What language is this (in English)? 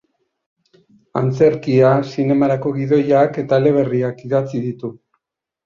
Basque